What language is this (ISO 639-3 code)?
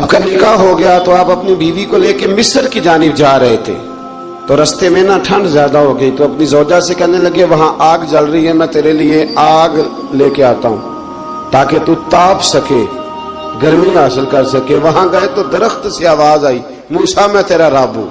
urd